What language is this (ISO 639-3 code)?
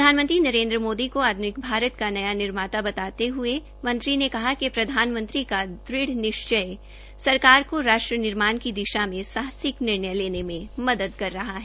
hin